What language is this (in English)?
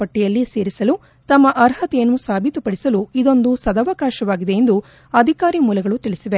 Kannada